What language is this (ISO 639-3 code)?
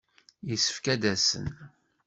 kab